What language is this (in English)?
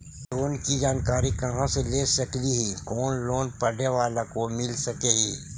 Magahi